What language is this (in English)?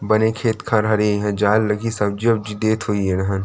Chhattisgarhi